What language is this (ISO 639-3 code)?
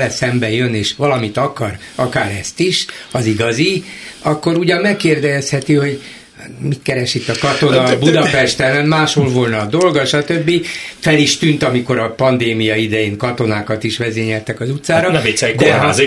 hun